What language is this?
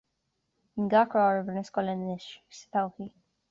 Irish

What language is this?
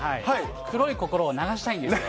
Japanese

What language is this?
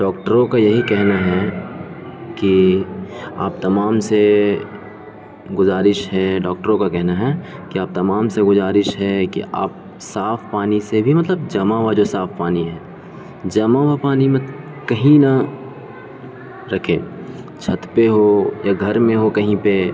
Urdu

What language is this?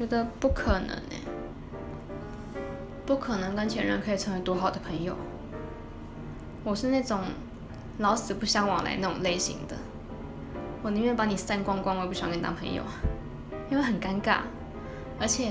Chinese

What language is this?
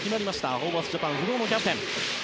Japanese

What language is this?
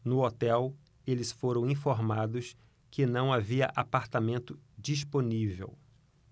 Portuguese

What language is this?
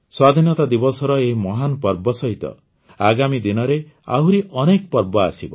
Odia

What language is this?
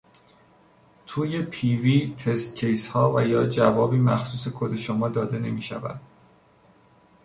Persian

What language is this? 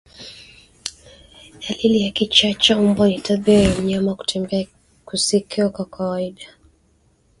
Swahili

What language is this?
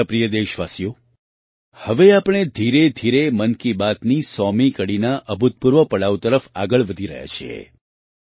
Gujarati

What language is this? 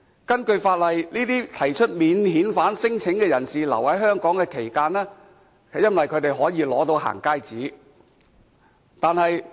Cantonese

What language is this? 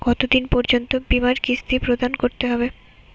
Bangla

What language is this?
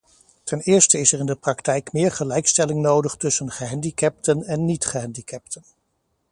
Dutch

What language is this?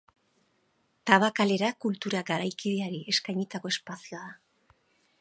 Basque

